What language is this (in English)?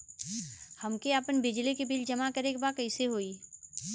Bhojpuri